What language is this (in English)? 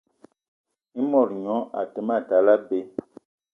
Eton (Cameroon)